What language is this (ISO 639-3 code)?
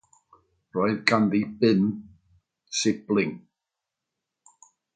cym